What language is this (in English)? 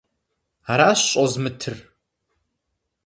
Kabardian